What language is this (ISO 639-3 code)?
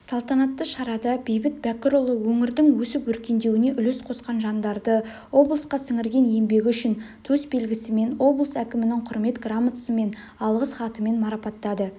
kaz